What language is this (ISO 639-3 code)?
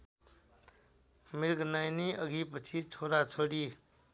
nep